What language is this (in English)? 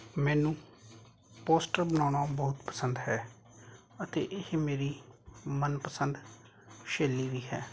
Punjabi